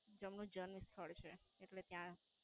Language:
Gujarati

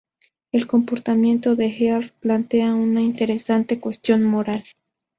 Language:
Spanish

